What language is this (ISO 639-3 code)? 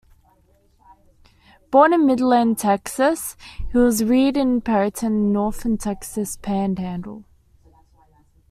eng